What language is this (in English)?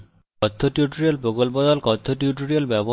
Bangla